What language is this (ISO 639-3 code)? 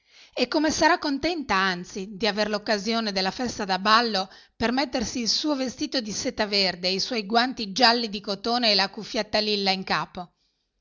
ita